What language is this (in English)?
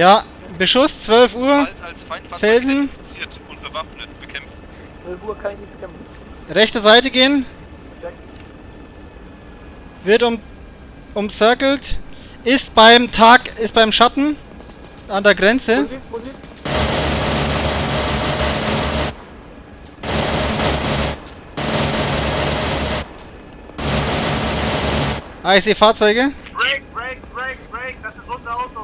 German